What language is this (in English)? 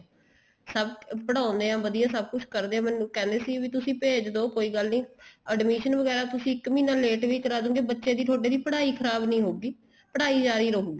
Punjabi